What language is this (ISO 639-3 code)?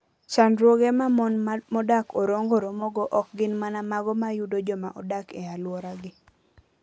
luo